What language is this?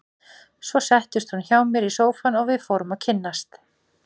Icelandic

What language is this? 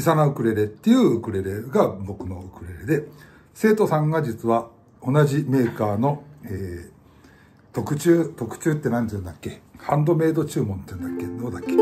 Japanese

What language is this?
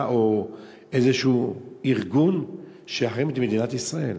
Hebrew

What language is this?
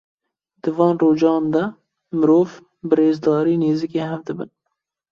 Kurdish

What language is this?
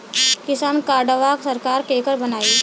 Bhojpuri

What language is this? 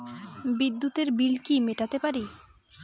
Bangla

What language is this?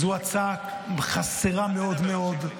Hebrew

